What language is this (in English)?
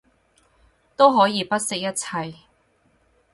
Cantonese